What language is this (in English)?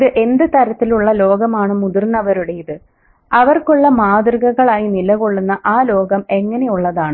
Malayalam